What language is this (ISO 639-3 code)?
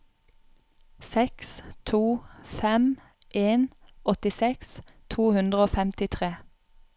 nor